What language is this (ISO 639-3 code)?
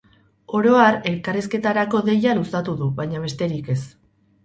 eus